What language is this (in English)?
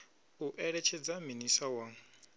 Venda